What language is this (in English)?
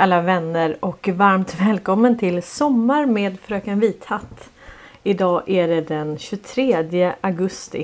Swedish